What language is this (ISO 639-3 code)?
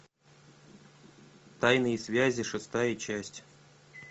rus